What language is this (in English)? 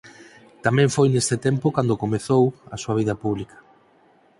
Galician